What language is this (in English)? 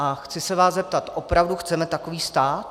Czech